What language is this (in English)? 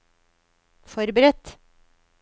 Norwegian